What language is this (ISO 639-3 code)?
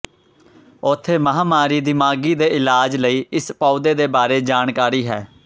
pan